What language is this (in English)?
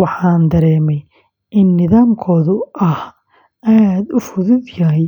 Somali